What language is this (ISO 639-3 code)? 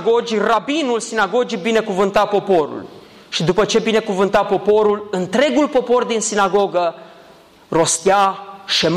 ron